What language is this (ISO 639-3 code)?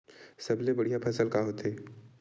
hne